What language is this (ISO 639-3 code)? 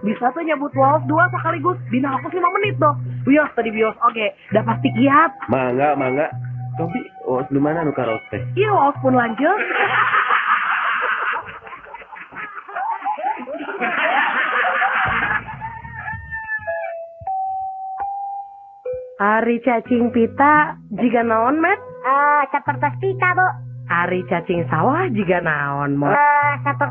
ind